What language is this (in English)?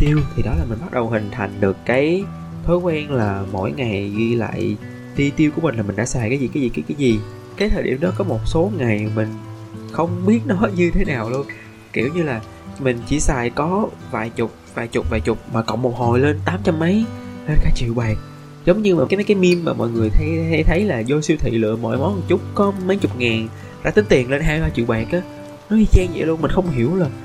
Vietnamese